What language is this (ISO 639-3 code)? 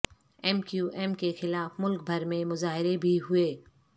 urd